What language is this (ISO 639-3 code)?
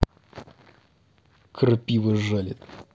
rus